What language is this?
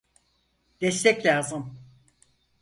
Turkish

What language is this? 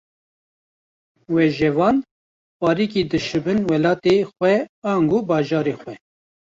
Kurdish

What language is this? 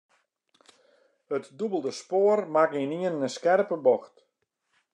Western Frisian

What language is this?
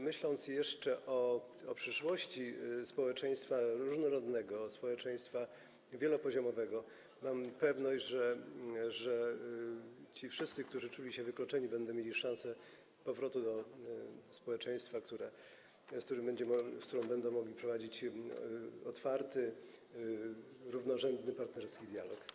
Polish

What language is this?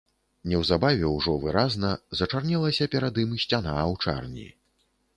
Belarusian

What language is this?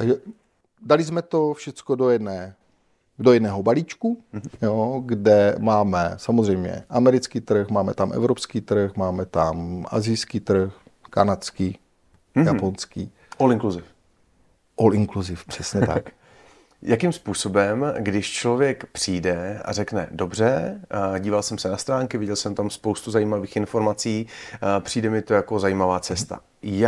Czech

